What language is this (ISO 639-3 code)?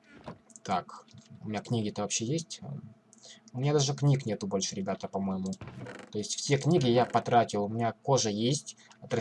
rus